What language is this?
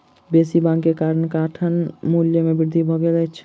Maithili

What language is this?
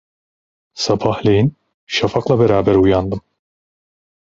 Turkish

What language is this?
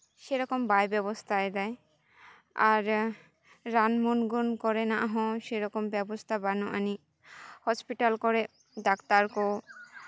Santali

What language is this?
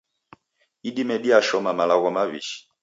Taita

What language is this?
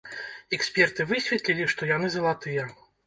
Belarusian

